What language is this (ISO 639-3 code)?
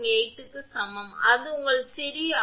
tam